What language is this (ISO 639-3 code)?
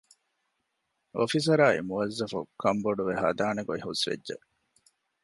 div